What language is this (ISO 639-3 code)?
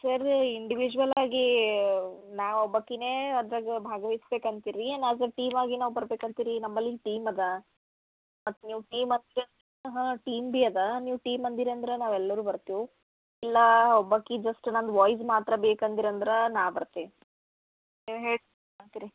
kan